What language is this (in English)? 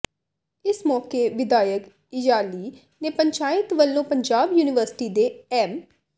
Punjabi